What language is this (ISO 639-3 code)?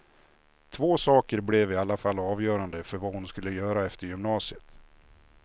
swe